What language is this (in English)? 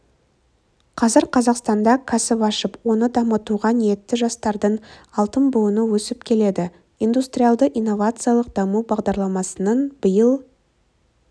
Kazakh